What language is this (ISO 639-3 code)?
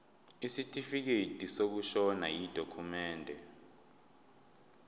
zul